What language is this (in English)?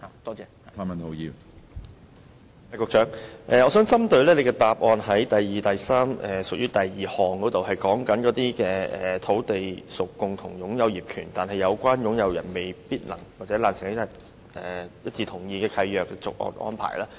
Cantonese